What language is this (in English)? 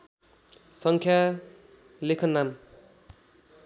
Nepali